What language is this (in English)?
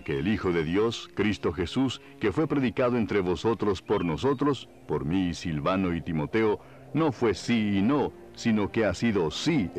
Spanish